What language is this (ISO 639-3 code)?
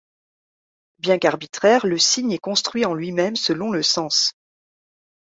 fra